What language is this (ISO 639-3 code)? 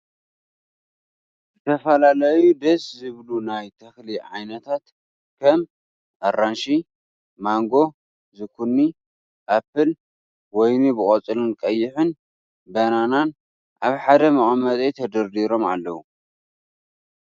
tir